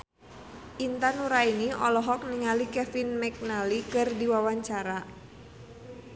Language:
Sundanese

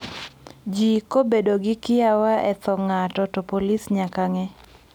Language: Luo (Kenya and Tanzania)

